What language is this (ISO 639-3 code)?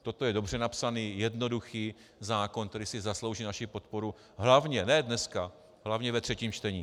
ces